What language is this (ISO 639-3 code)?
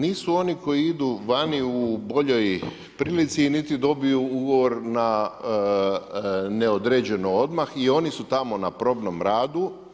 hrv